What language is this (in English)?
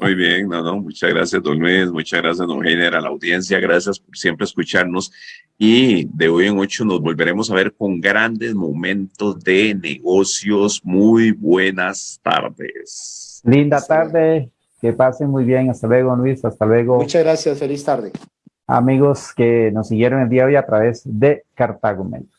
Spanish